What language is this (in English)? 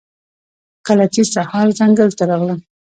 Pashto